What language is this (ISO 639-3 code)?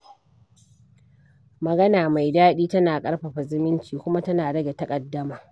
hau